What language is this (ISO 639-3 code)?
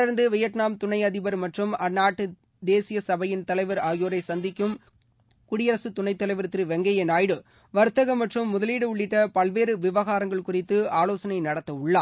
tam